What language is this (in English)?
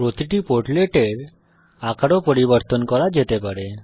Bangla